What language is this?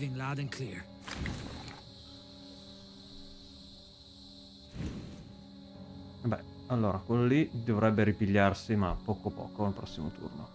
Italian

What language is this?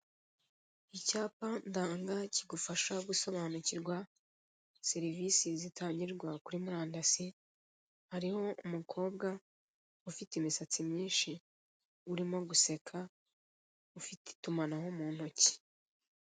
Kinyarwanda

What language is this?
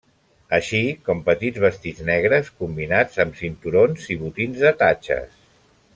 Catalan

